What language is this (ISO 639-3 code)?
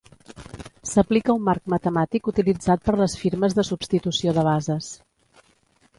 cat